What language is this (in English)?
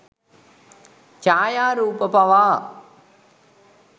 Sinhala